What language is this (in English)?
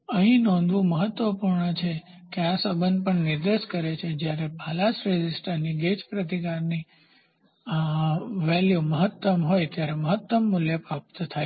Gujarati